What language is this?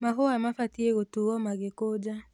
Kikuyu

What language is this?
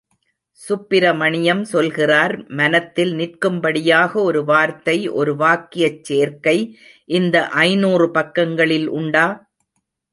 Tamil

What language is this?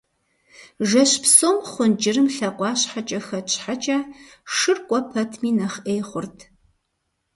Kabardian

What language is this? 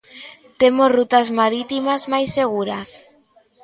Galician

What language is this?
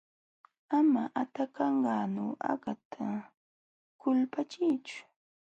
Jauja Wanca Quechua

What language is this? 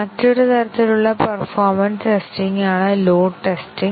Malayalam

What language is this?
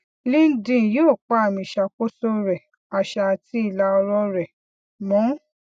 Yoruba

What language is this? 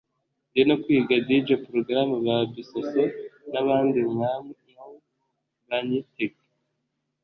Kinyarwanda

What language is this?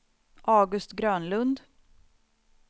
Swedish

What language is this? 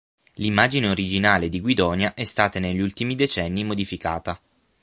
Italian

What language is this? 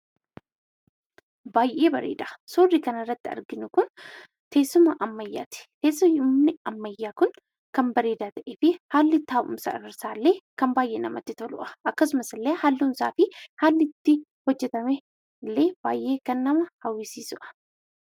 Oromo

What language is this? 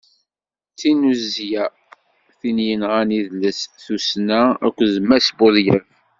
Kabyle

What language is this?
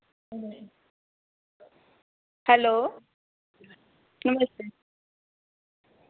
Dogri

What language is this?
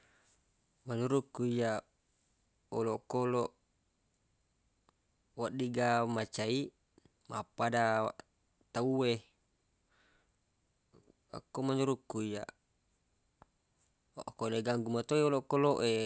Buginese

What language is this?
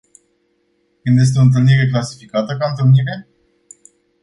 Romanian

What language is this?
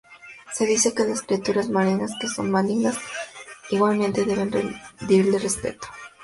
Spanish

